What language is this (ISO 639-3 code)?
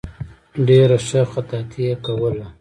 pus